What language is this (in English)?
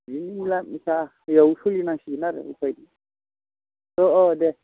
Bodo